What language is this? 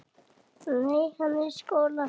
Icelandic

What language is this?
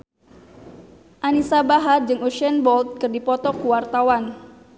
Sundanese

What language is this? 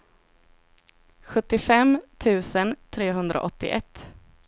Swedish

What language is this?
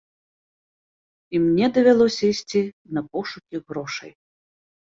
Belarusian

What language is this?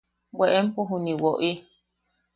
Yaqui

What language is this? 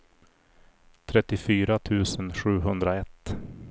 Swedish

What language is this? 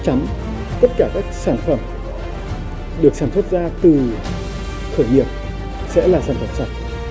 Vietnamese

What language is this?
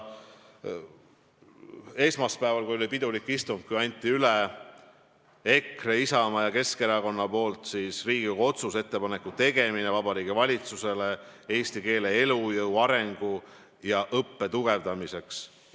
Estonian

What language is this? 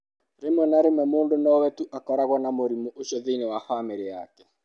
Kikuyu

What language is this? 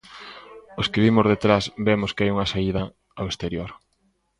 Galician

